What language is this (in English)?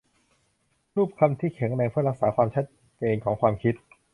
Thai